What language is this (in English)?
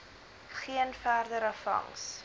Afrikaans